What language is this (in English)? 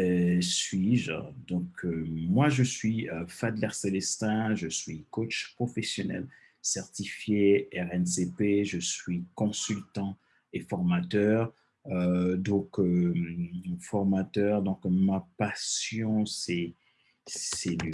French